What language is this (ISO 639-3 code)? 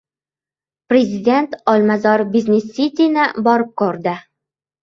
uzb